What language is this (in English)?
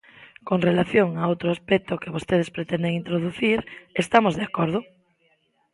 Galician